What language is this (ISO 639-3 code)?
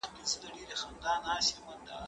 pus